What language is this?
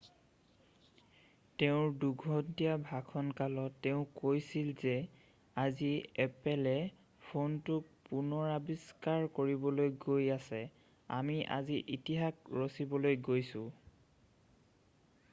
Assamese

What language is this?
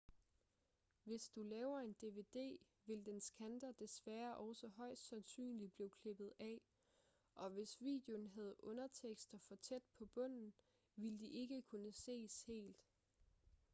Danish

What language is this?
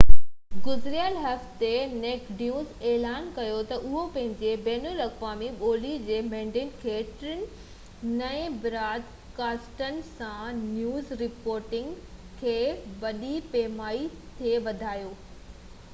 Sindhi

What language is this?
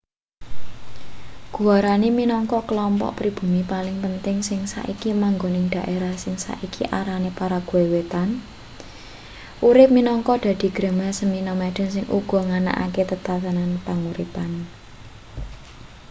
Javanese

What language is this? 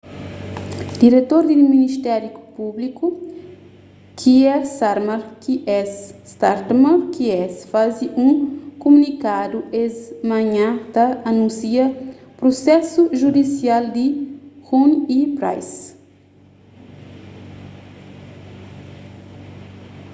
Kabuverdianu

